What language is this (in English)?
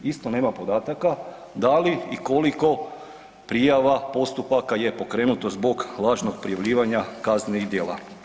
Croatian